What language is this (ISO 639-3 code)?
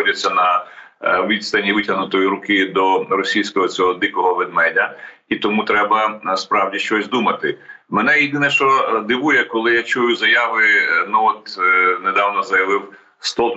ukr